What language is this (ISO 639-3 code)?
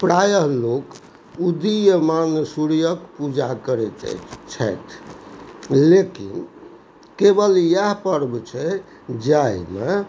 mai